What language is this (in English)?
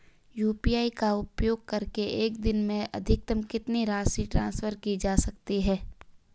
Hindi